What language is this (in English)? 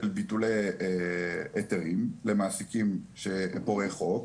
Hebrew